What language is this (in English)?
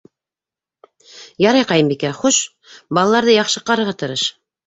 Bashkir